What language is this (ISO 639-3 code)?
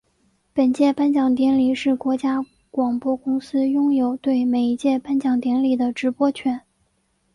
zho